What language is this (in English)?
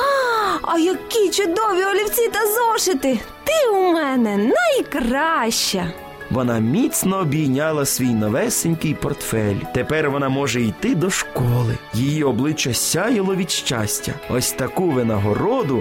Ukrainian